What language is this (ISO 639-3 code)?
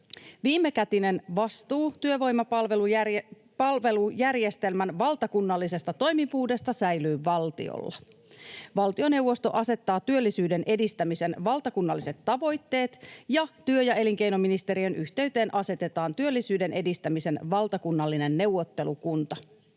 fin